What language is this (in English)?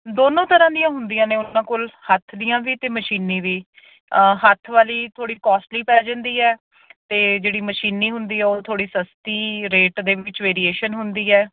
Punjabi